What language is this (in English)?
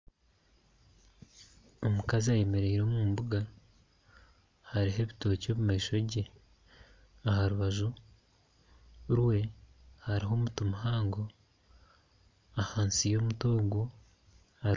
Nyankole